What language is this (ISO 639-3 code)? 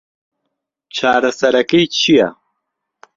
ckb